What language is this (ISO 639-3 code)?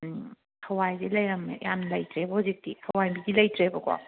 mni